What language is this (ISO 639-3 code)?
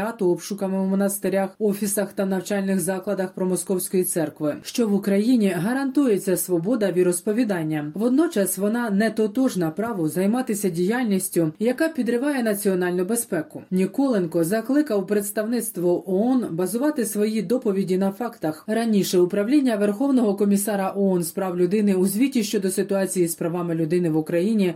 ukr